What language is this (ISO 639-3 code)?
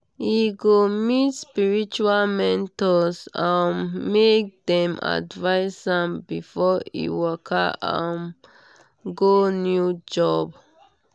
pcm